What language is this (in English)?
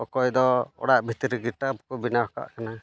Santali